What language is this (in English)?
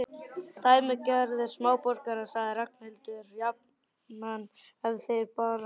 Icelandic